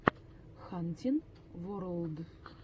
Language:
Russian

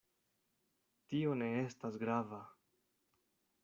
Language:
Esperanto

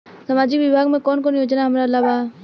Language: Bhojpuri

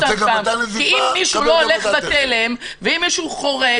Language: Hebrew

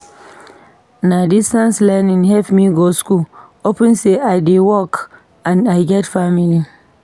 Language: Nigerian Pidgin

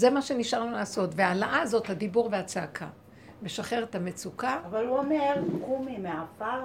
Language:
Hebrew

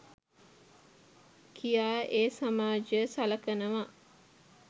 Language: Sinhala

